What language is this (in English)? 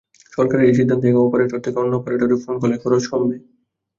Bangla